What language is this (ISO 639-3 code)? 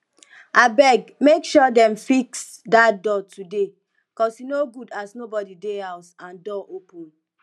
pcm